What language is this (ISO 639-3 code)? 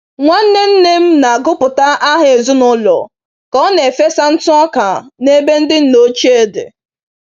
ibo